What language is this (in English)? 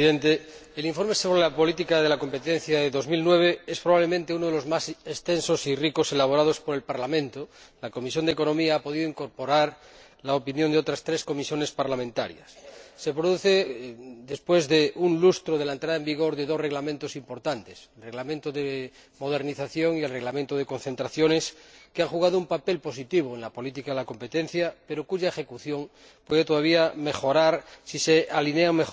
Spanish